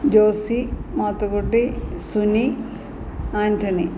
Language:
Malayalam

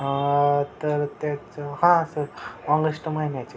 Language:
Marathi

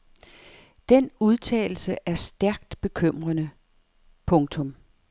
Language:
Danish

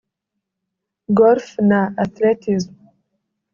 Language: Kinyarwanda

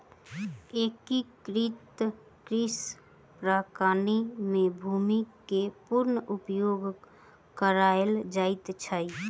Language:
Maithili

